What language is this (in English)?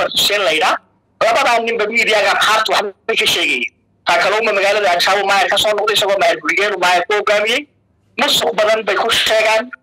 Arabic